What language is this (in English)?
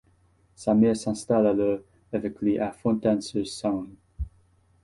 French